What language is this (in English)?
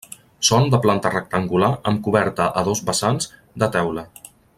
Catalan